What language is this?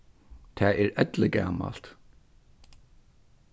Faroese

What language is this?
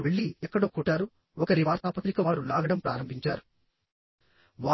Telugu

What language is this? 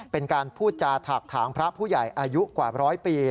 Thai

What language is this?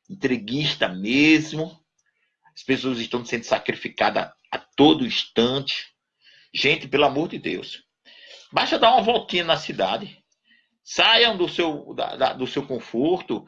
Portuguese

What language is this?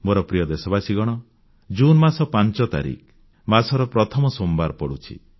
Odia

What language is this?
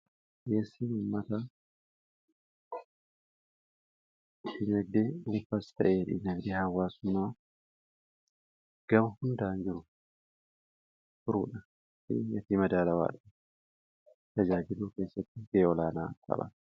Oromo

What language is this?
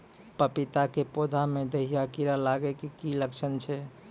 Maithili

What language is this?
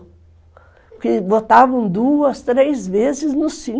Portuguese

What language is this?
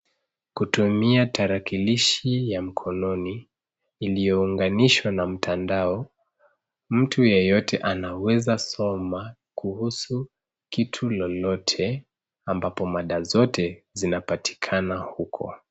Swahili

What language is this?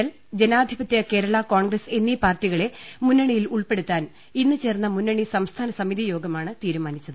Malayalam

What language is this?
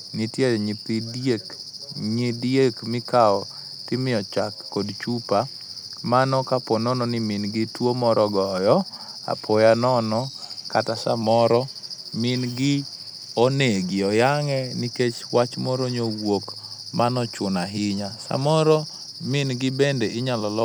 Luo (Kenya and Tanzania)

